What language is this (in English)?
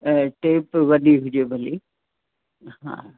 Sindhi